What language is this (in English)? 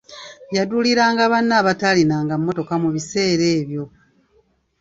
Ganda